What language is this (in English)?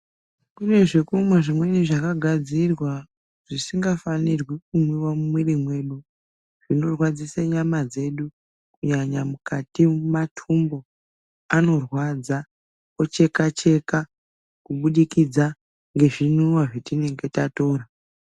Ndau